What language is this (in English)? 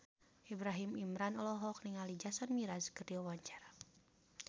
Sundanese